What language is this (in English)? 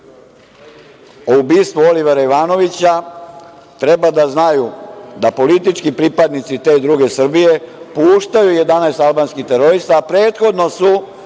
Serbian